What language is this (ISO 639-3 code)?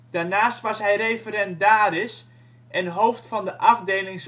nld